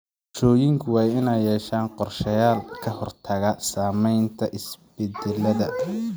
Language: Somali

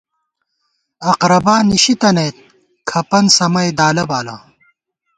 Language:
Gawar-Bati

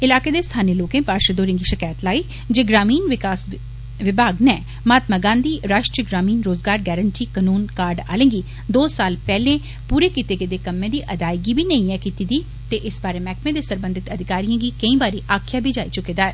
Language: Dogri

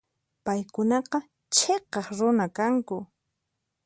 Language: Puno Quechua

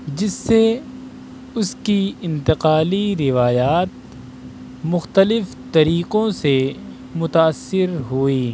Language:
Urdu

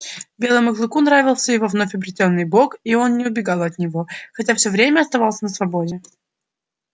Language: Russian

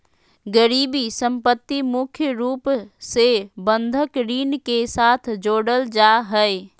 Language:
Magahi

